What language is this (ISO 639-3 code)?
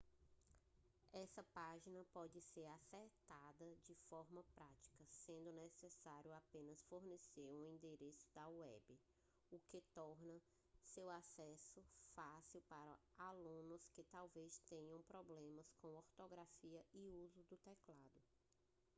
por